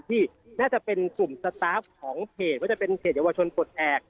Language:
Thai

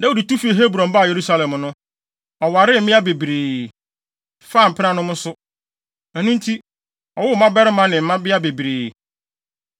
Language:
Akan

